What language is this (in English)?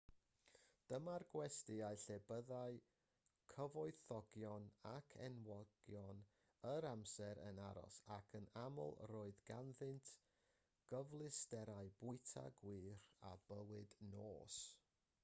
Welsh